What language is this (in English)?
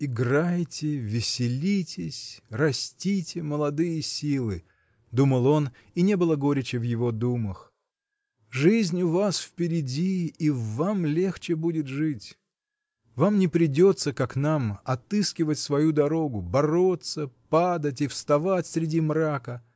Russian